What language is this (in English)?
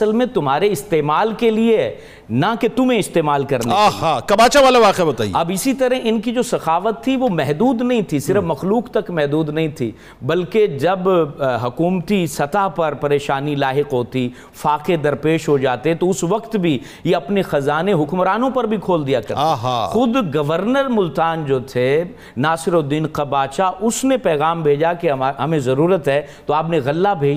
Urdu